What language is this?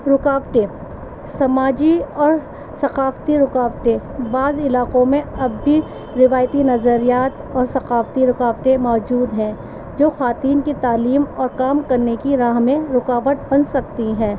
Urdu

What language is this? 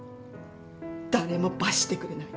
Japanese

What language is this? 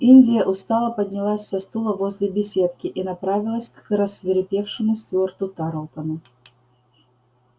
Russian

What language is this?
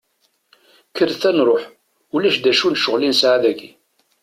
Kabyle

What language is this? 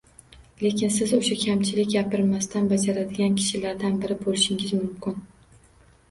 Uzbek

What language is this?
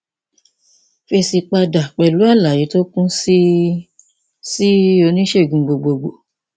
Yoruba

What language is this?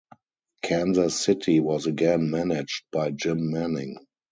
English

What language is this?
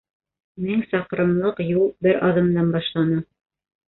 Bashkir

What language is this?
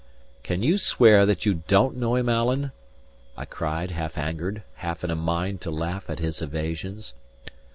English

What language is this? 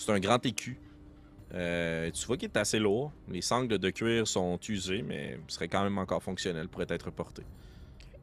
French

